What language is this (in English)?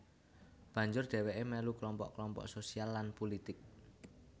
Javanese